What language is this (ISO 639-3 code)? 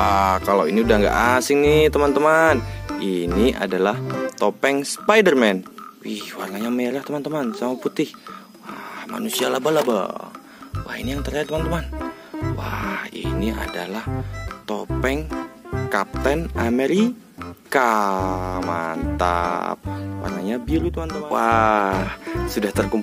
ind